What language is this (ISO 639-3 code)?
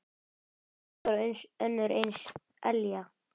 isl